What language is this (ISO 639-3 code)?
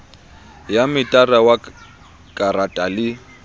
sot